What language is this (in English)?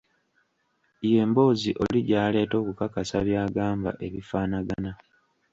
Ganda